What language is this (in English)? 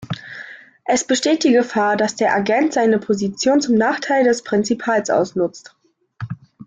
German